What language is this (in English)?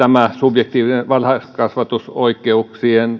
Finnish